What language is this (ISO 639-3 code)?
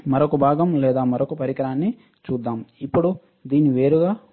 tel